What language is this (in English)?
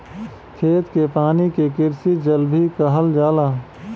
Bhojpuri